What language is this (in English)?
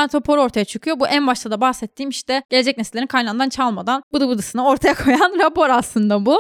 Turkish